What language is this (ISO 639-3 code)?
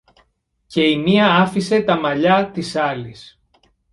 ell